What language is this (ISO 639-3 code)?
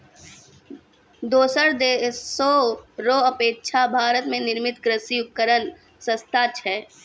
mai